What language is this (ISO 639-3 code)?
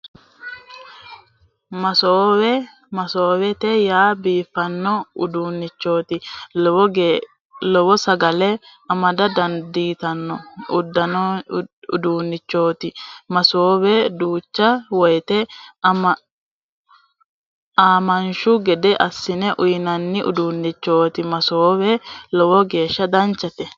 sid